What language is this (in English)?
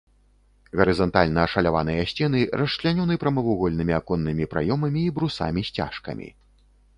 Belarusian